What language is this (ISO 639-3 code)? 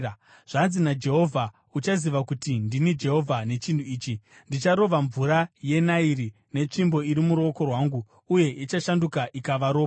sna